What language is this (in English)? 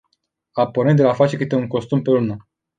Romanian